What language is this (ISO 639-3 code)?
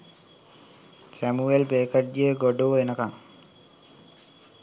sin